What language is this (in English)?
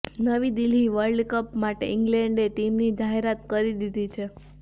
Gujarati